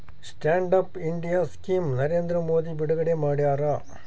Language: Kannada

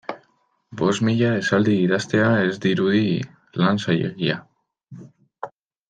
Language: Basque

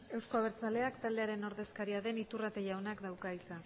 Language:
Basque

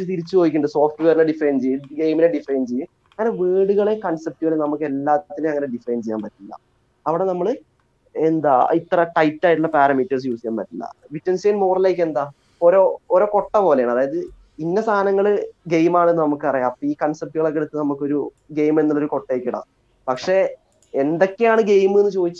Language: Malayalam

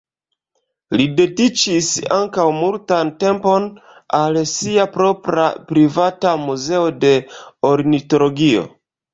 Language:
Esperanto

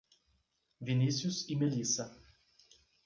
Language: Portuguese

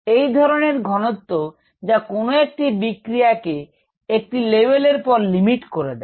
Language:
Bangla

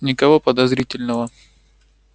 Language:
Russian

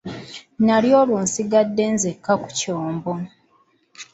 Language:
Ganda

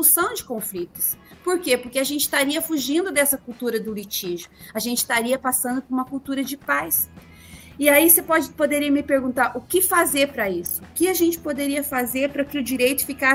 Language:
Portuguese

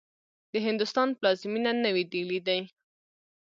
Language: Pashto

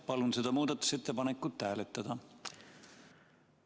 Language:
Estonian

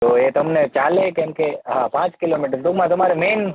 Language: Gujarati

